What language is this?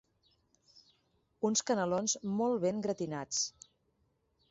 Catalan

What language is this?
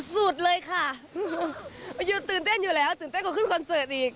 Thai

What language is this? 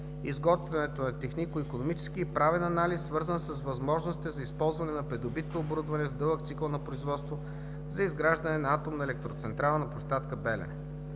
Bulgarian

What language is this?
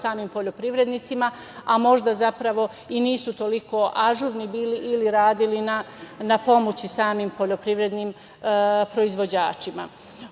Serbian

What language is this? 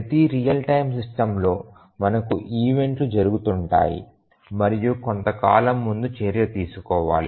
Telugu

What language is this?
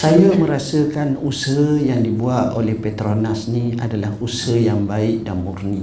Malay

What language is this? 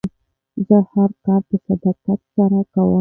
Pashto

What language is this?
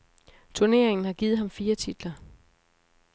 Danish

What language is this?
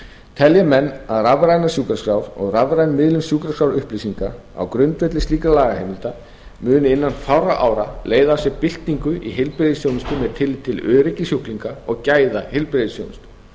Icelandic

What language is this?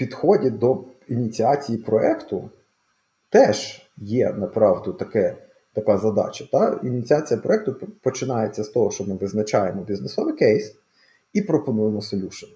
Ukrainian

